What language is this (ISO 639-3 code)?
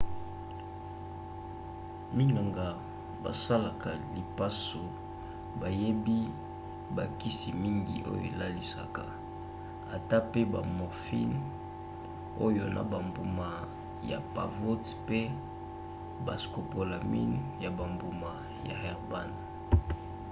lin